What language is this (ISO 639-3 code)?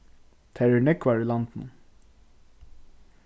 fao